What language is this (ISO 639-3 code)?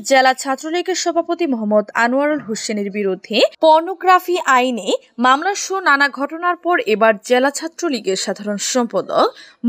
ben